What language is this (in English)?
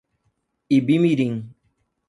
Portuguese